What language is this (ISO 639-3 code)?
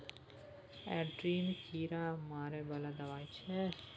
mai